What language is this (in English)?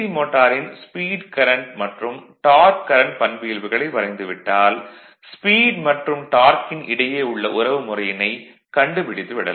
Tamil